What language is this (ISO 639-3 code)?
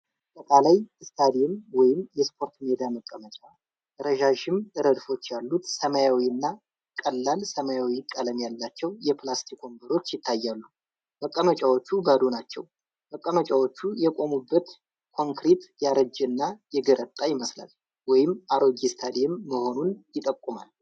amh